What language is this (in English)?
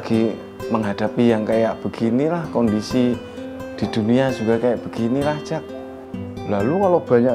Indonesian